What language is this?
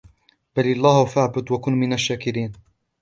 Arabic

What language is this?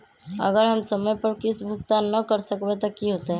Magahi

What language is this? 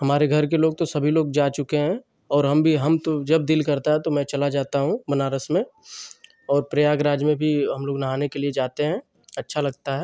Hindi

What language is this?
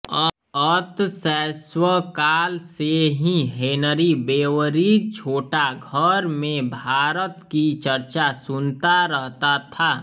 Hindi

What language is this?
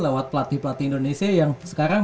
Indonesian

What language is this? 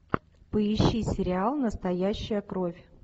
Russian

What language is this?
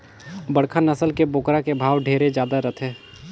Chhattisgarhi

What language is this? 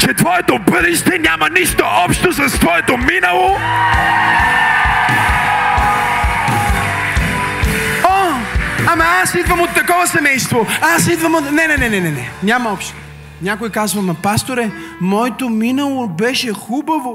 Bulgarian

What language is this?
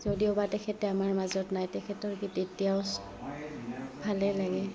Assamese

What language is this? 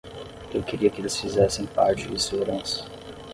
Portuguese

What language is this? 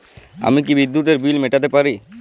Bangla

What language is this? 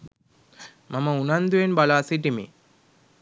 Sinhala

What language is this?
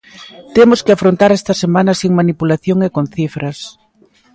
Galician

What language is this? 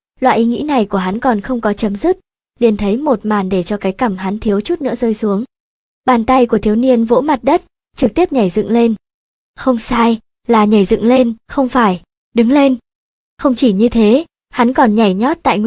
Vietnamese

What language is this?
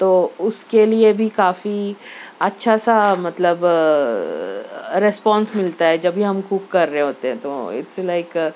Urdu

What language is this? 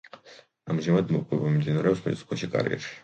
Georgian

